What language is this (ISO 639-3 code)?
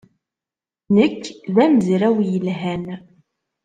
kab